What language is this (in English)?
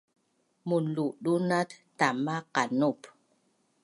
Bunun